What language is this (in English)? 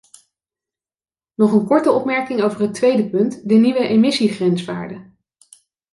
Dutch